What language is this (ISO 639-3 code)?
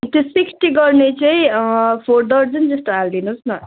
nep